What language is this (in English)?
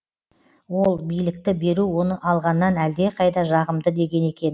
Kazakh